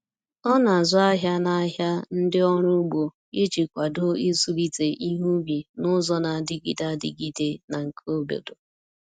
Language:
Igbo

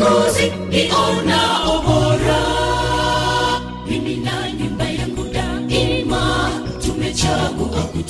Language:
Swahili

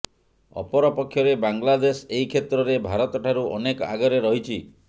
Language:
Odia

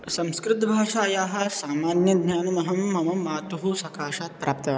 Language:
Sanskrit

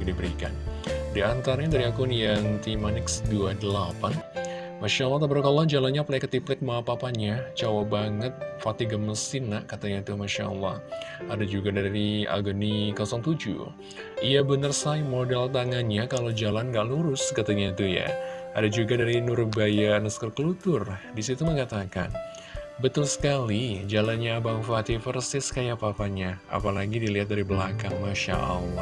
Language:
Indonesian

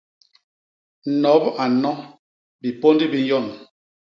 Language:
Basaa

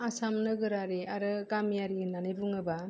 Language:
Bodo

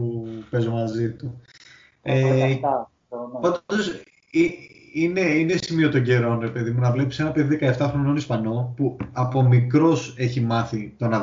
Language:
Greek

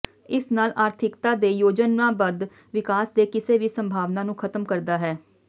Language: Punjabi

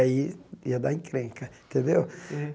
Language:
Portuguese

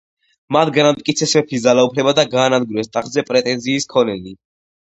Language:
Georgian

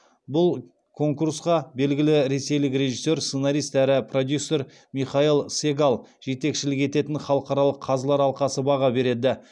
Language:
Kazakh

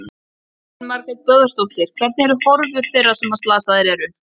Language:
Icelandic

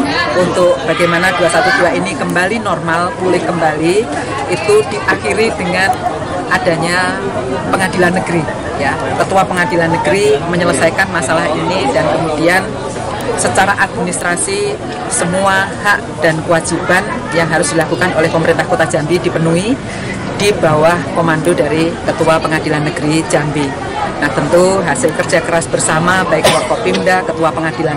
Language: Indonesian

